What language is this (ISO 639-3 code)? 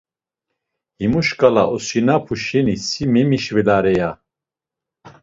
lzz